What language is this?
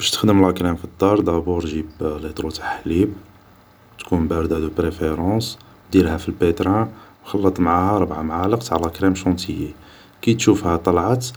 Algerian Arabic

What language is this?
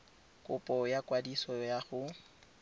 Tswana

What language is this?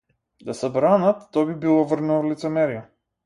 Macedonian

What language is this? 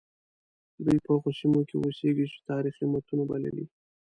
Pashto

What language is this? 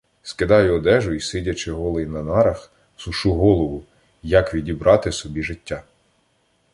Ukrainian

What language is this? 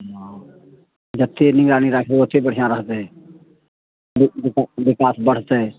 Maithili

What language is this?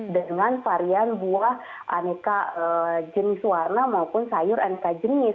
Indonesian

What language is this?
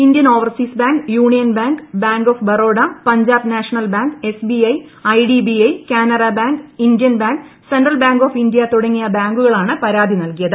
Malayalam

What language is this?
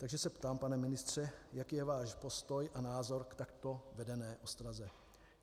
Czech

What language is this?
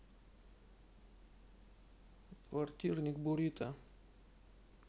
Russian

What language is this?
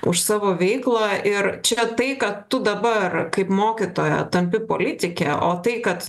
Lithuanian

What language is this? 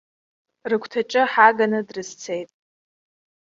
Abkhazian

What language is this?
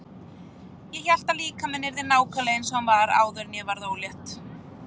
Icelandic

